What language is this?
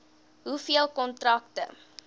Afrikaans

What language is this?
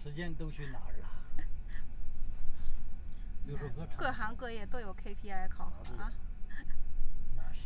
Chinese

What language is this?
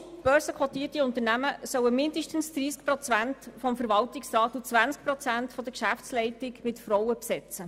Swiss German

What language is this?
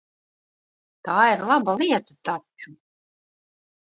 Latvian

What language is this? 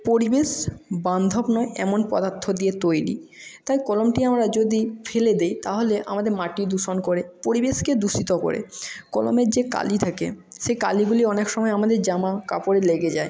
Bangla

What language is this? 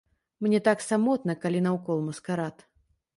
Belarusian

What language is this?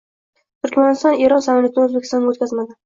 Uzbek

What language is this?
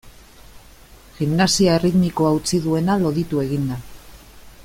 Basque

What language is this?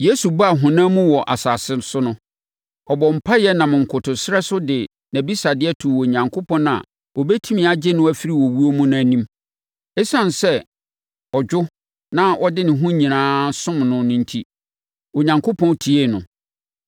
Akan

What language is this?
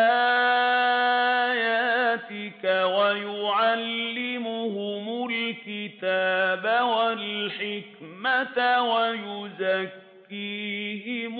Arabic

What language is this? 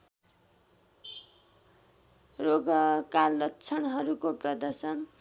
Nepali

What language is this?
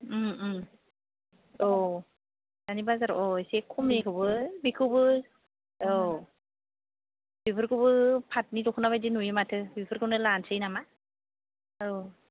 Bodo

